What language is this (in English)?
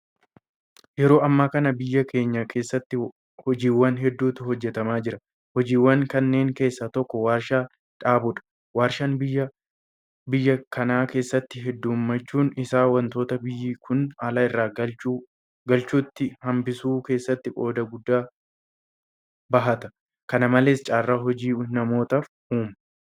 Oromo